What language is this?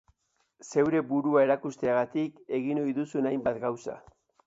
Basque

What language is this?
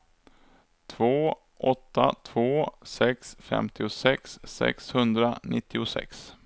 Swedish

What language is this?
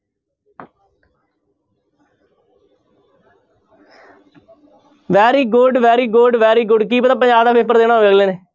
Punjabi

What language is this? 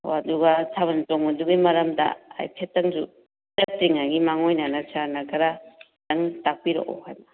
Manipuri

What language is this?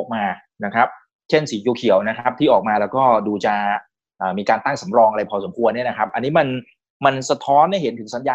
Thai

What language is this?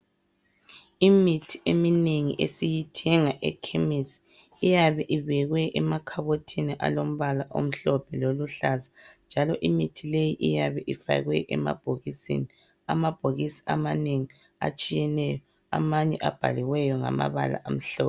North Ndebele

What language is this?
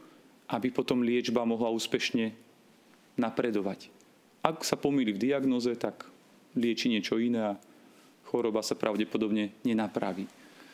Slovak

